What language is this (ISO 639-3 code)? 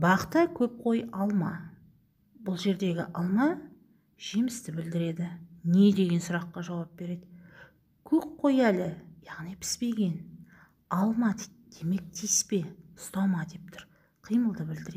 tur